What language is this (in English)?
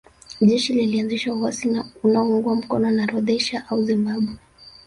Swahili